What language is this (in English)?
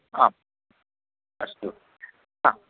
Sanskrit